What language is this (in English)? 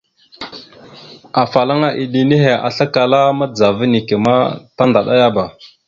Mada (Cameroon)